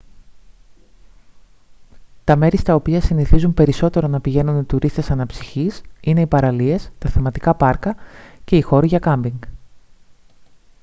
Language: Greek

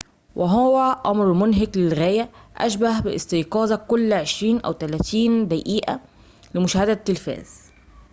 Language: Arabic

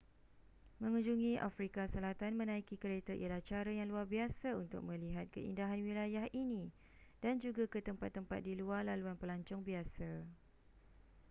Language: Malay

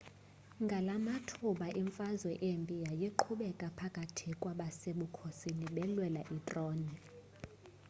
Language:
Xhosa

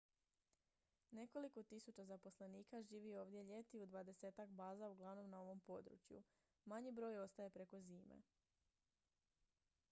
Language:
Croatian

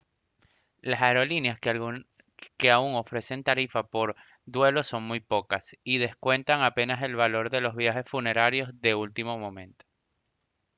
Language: Spanish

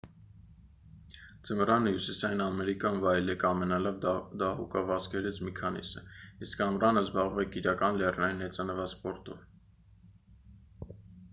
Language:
Armenian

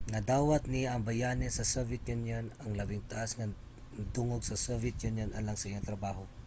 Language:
Cebuano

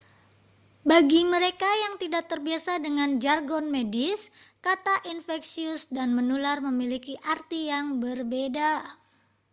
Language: Indonesian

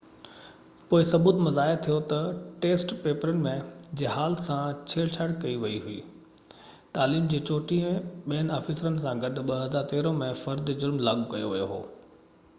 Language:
Sindhi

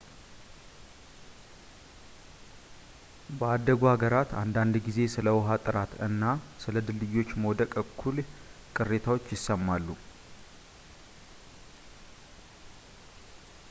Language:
Amharic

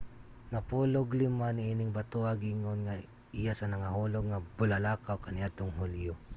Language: Cebuano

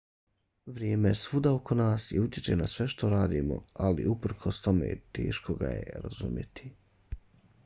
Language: Bosnian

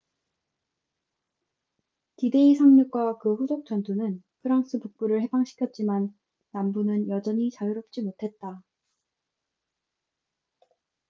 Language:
Korean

